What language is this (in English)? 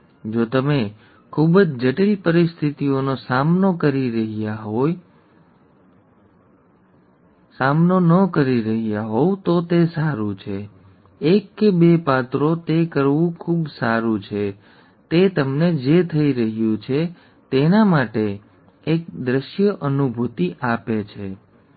Gujarati